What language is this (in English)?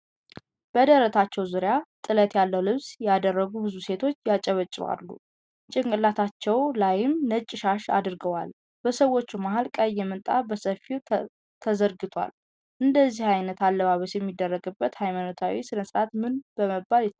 Amharic